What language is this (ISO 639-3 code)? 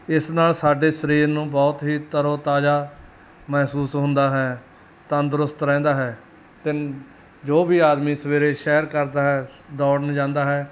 pan